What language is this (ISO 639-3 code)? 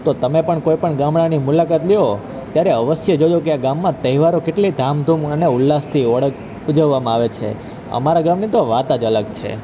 guj